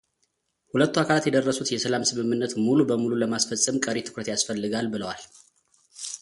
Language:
Amharic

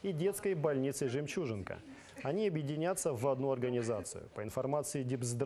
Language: Russian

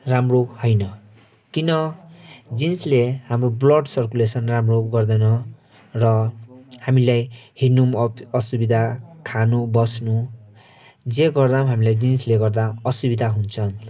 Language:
Nepali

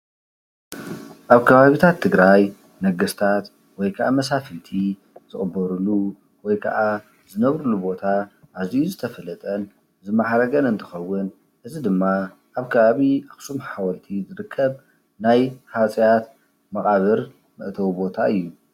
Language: Tigrinya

